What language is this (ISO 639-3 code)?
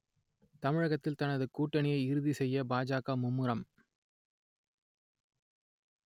tam